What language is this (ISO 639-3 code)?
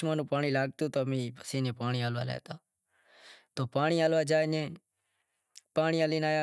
kxp